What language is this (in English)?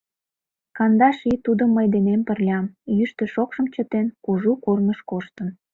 Mari